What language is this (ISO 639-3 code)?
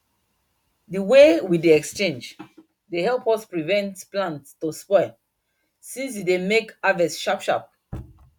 pcm